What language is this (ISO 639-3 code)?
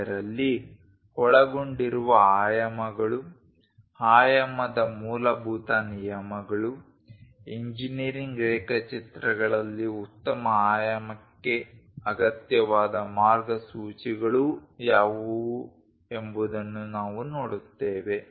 kan